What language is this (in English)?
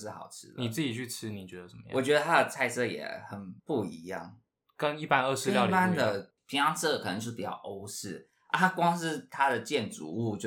Chinese